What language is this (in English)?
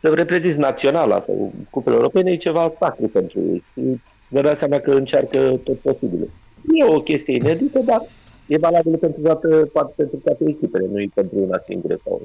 Romanian